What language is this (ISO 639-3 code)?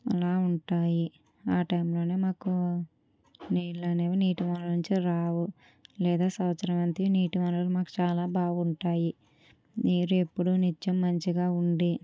tel